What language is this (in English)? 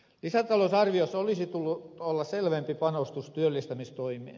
Finnish